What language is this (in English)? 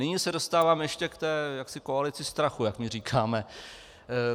Czech